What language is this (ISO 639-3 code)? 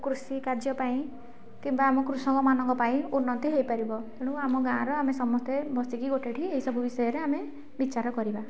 ori